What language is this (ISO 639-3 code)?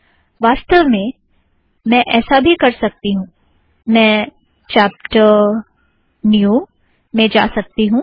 hin